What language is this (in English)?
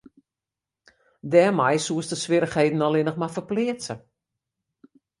Western Frisian